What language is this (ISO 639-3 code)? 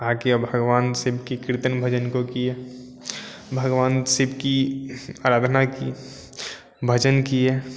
hin